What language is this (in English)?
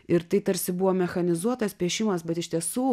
Lithuanian